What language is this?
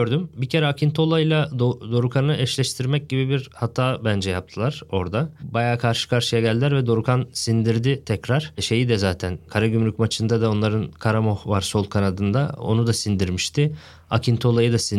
Turkish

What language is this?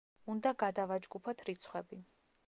Georgian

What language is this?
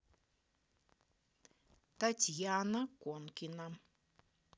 Russian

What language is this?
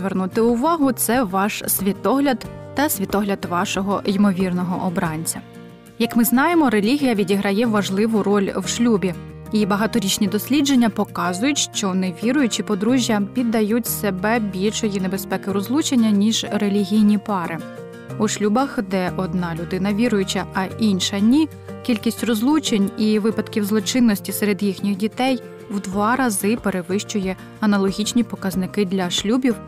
Ukrainian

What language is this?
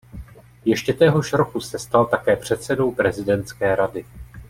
Czech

